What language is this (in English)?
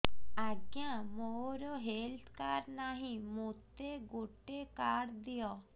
Odia